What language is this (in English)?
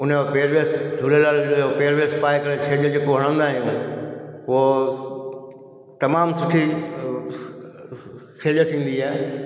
Sindhi